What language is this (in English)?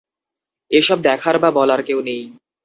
Bangla